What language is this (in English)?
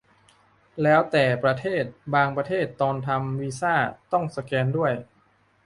Thai